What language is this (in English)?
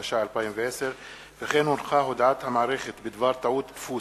Hebrew